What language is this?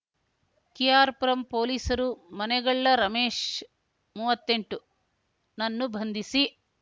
Kannada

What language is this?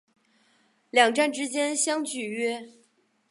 Chinese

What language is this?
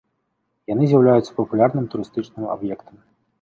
Belarusian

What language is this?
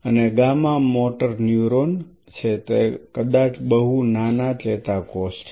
Gujarati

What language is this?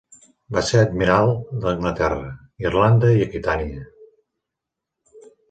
Catalan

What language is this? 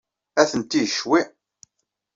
Kabyle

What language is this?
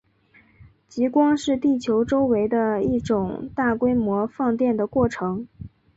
Chinese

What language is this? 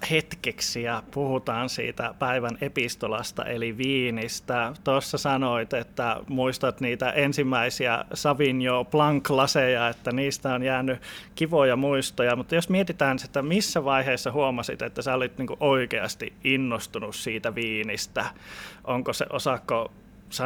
Finnish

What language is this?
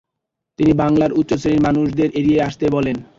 Bangla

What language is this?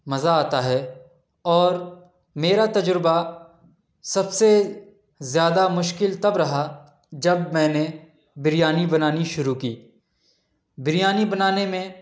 Urdu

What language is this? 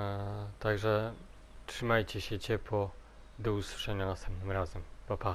Polish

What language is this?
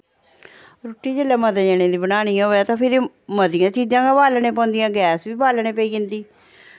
Dogri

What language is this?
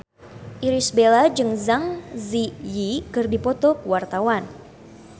Sundanese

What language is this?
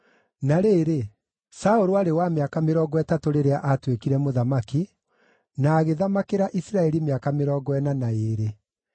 Kikuyu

